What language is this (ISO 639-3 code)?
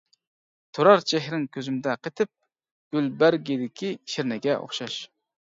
uig